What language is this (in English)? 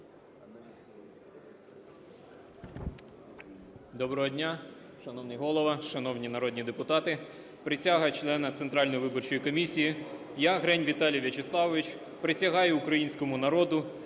Ukrainian